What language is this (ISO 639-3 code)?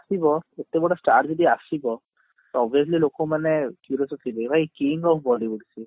ori